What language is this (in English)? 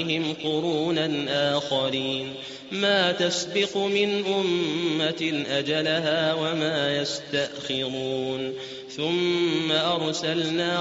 Arabic